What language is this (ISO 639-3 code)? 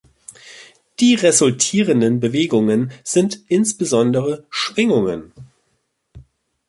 deu